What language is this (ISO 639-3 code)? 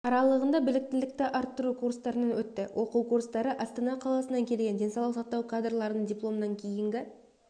kaz